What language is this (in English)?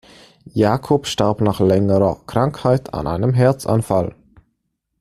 German